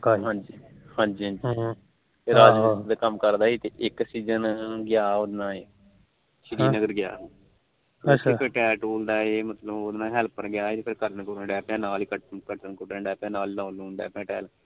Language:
Punjabi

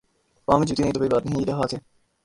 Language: Urdu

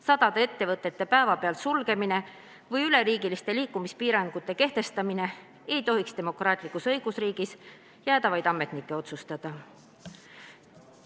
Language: Estonian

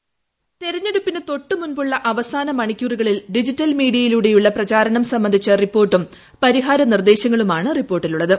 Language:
Malayalam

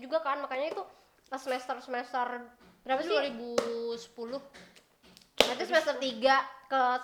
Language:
Indonesian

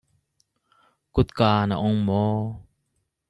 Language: Hakha Chin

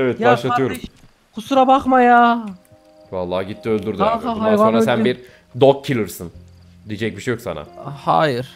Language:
Turkish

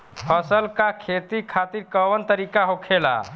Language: Bhojpuri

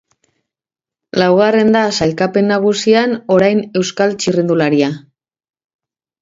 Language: Basque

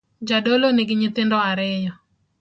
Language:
Luo (Kenya and Tanzania)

